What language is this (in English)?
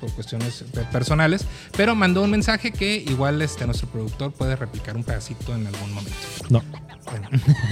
Spanish